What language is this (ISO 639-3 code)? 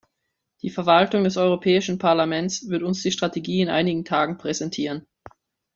deu